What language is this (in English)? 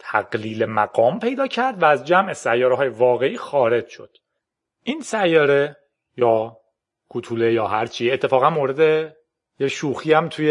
Persian